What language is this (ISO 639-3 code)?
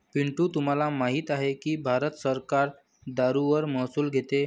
mar